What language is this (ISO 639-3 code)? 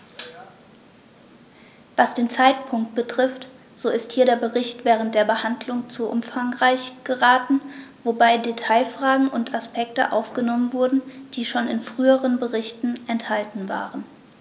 deu